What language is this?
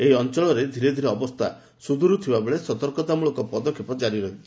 Odia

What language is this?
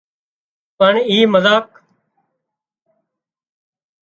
Wadiyara Koli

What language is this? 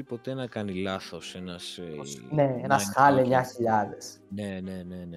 Greek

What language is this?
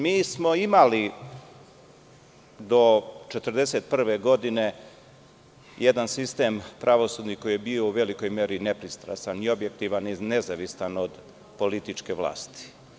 Serbian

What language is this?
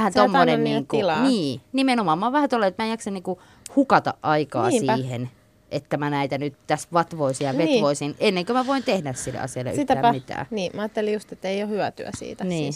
Finnish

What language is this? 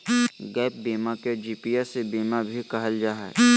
Magahi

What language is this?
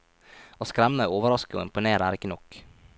Norwegian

